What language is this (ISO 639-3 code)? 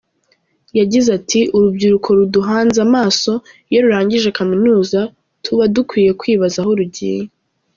kin